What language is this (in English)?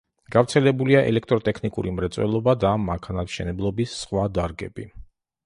Georgian